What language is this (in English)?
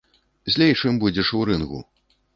Belarusian